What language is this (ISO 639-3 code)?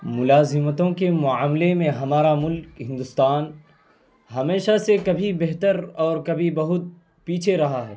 urd